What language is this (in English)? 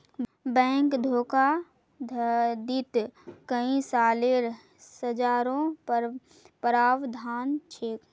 Magahi